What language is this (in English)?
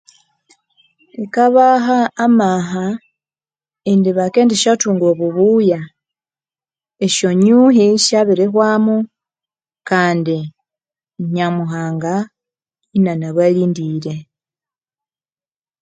Konzo